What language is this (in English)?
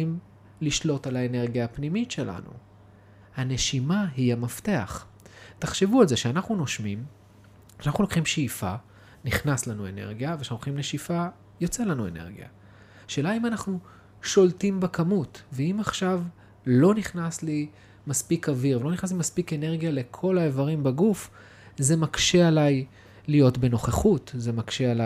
Hebrew